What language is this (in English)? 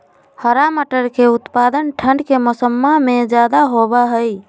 Magahi